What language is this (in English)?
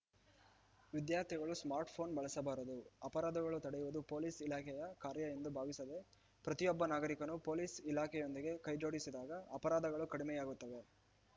Kannada